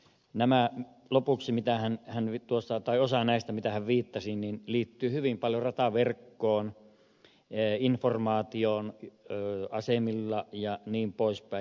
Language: Finnish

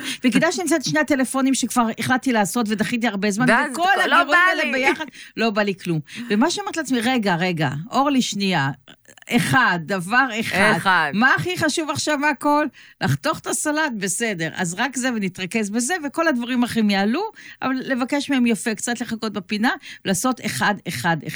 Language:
Hebrew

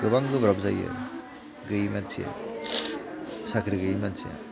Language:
Bodo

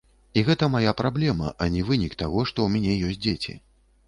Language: Belarusian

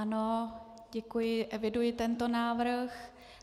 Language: Czech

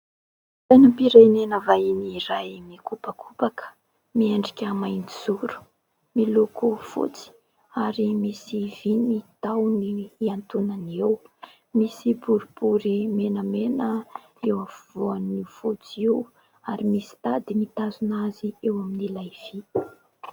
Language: Malagasy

